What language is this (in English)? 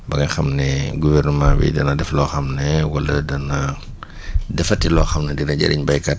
Wolof